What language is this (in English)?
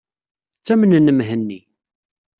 Kabyle